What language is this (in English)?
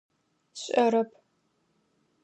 Adyghe